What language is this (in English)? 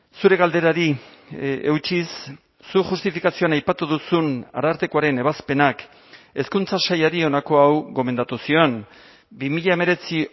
Basque